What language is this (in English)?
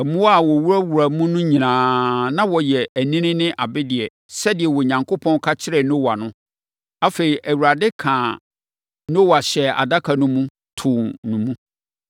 Akan